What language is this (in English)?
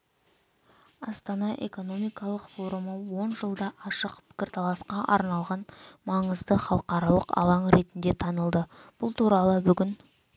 Kazakh